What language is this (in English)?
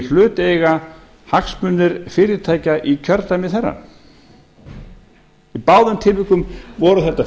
Icelandic